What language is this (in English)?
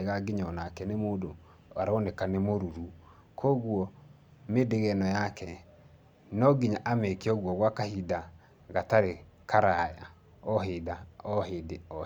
Kikuyu